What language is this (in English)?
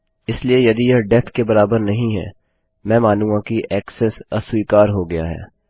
Hindi